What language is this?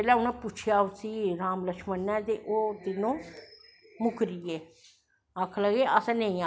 Dogri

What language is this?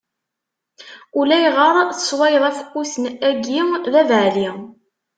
Kabyle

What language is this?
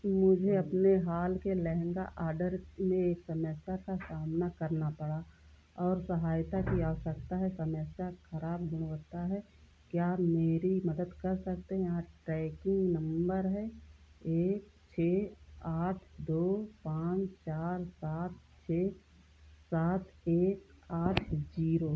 Hindi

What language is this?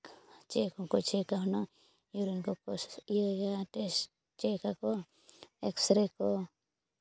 Santali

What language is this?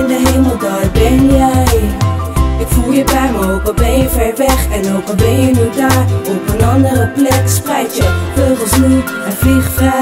Dutch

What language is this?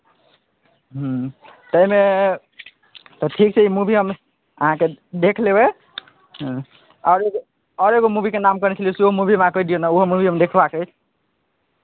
Maithili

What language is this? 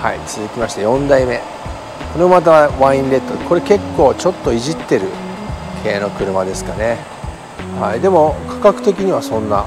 Japanese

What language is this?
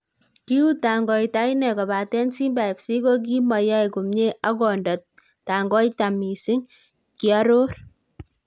Kalenjin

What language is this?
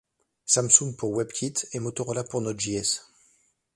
French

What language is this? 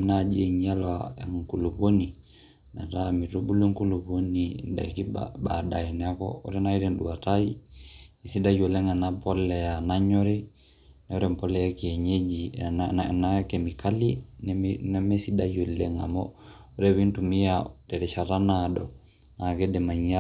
Masai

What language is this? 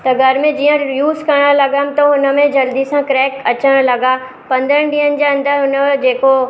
Sindhi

